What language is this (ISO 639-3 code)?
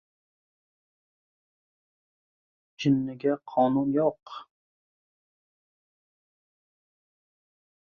uzb